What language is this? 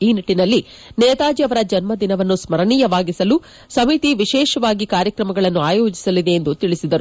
Kannada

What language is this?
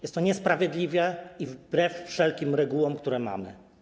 Polish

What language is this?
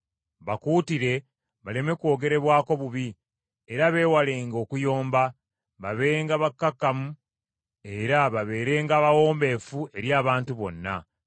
Ganda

